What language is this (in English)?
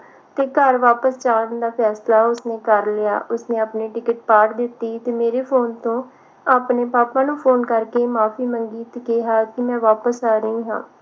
Punjabi